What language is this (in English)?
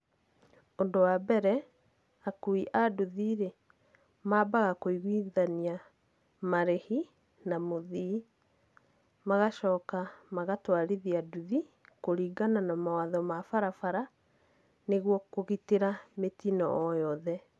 Kikuyu